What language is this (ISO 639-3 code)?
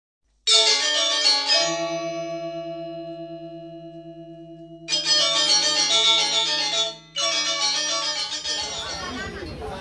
ind